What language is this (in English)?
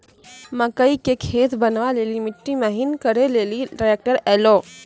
Maithili